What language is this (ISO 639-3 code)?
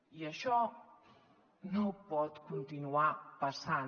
cat